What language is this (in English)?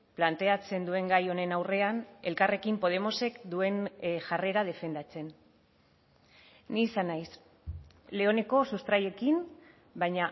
Basque